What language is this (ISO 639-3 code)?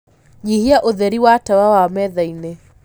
kik